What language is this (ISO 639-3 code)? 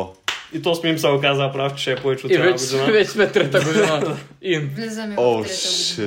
bul